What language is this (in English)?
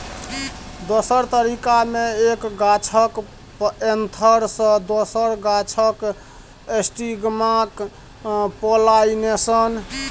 Maithili